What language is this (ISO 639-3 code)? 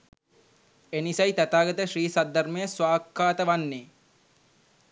sin